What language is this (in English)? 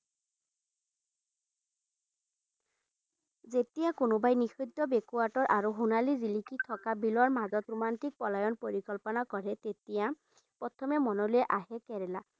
Assamese